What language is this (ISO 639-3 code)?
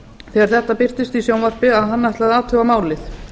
isl